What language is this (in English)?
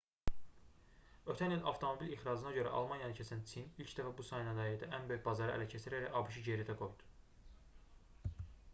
Azerbaijani